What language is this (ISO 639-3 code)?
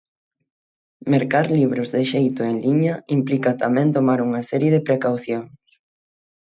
glg